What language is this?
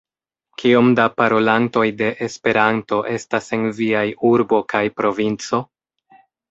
Esperanto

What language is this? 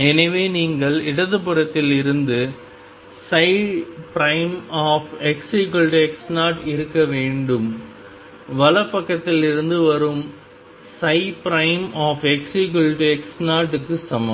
Tamil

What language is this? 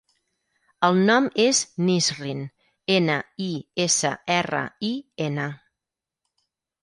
Catalan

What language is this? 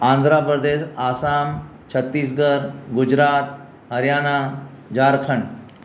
Sindhi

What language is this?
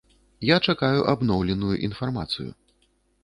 Belarusian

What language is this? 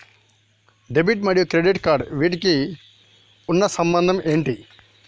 Telugu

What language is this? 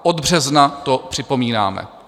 Czech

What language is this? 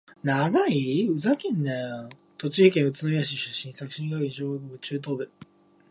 Japanese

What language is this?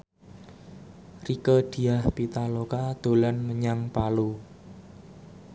Javanese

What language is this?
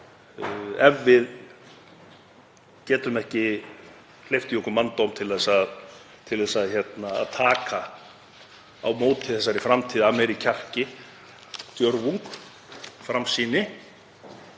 Icelandic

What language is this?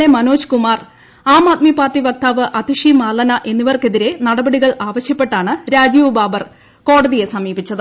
Malayalam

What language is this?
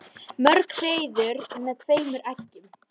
Icelandic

